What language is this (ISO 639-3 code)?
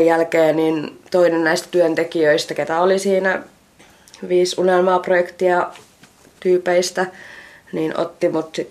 fin